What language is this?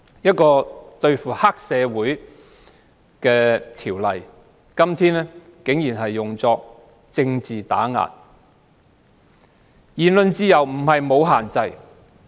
Cantonese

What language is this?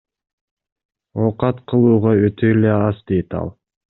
Kyrgyz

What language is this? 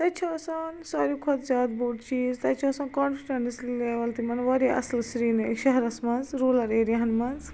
Kashmiri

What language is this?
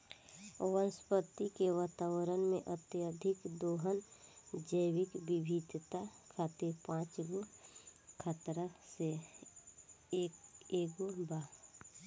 Bhojpuri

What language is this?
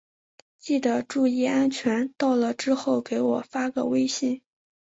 Chinese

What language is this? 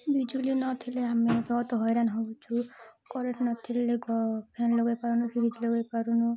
Odia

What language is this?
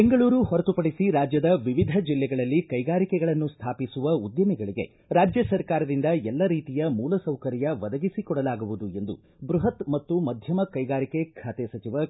Kannada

